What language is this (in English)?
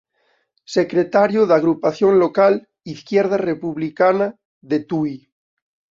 Galician